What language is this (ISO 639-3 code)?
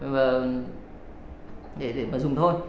vie